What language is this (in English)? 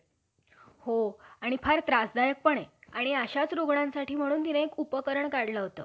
Marathi